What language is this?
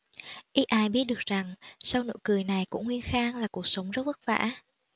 Vietnamese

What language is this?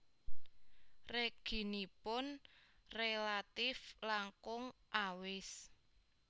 Javanese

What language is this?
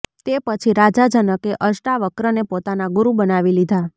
Gujarati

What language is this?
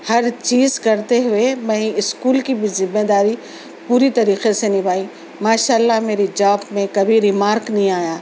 Urdu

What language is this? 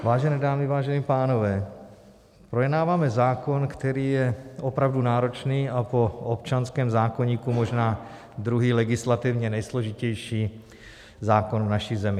Czech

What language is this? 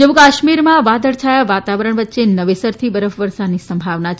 Gujarati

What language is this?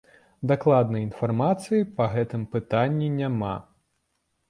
Belarusian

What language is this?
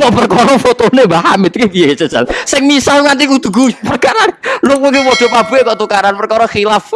Indonesian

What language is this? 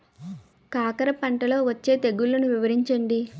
Telugu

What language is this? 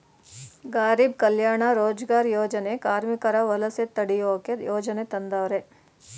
Kannada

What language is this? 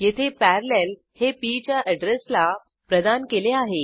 Marathi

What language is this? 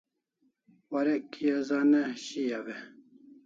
Kalasha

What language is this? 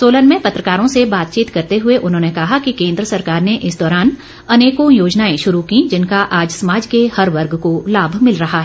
Hindi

